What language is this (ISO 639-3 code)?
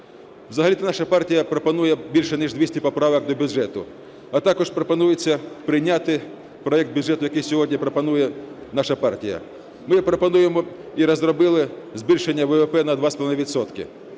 ukr